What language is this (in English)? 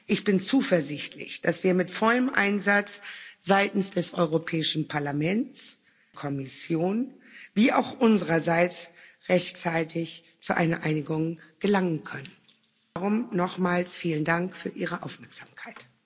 German